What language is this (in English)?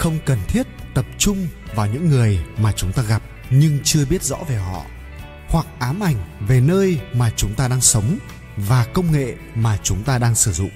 Vietnamese